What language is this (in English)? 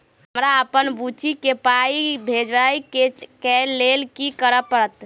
Maithili